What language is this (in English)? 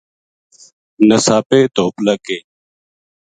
Gujari